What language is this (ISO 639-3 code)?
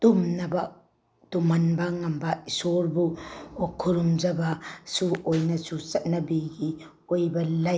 mni